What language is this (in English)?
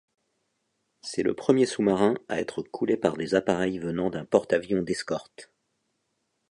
French